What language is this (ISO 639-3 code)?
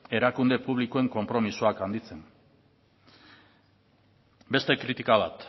eus